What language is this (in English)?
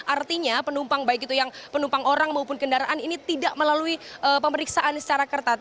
Indonesian